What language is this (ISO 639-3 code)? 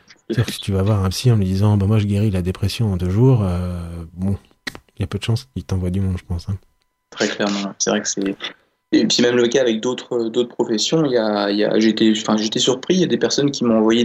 fra